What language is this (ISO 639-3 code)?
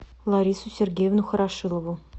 rus